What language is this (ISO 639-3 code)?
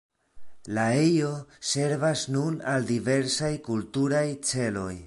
epo